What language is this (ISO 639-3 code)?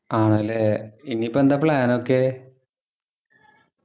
mal